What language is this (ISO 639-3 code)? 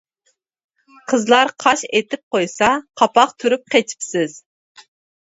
uig